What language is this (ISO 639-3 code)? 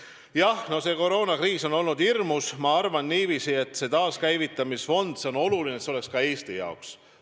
est